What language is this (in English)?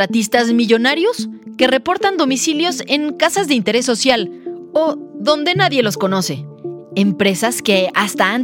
Spanish